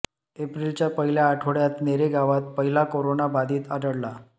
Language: Marathi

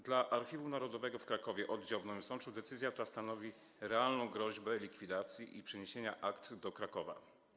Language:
Polish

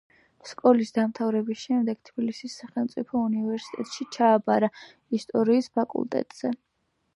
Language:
Georgian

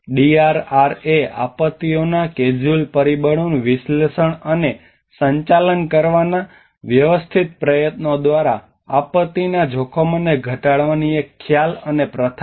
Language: Gujarati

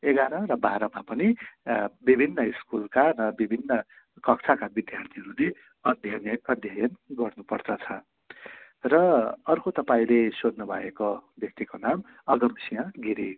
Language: Nepali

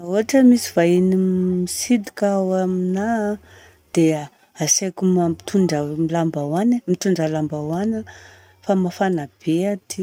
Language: Southern Betsimisaraka Malagasy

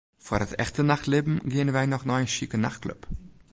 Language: Western Frisian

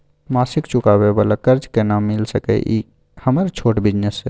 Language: Maithili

